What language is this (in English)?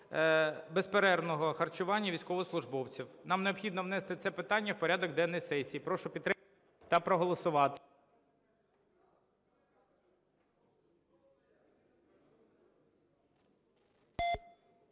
Ukrainian